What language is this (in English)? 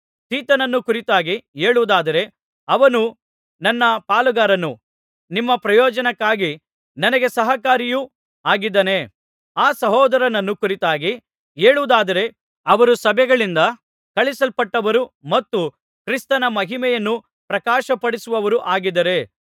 Kannada